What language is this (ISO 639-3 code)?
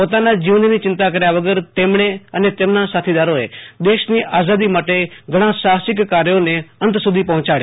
guj